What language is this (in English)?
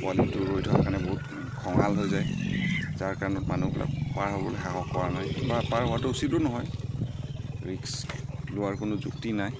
Bangla